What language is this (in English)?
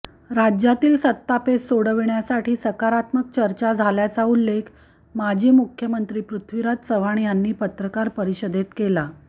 Marathi